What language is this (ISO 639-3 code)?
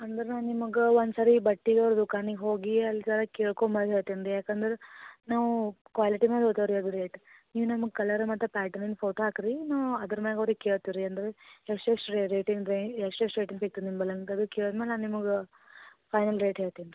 kan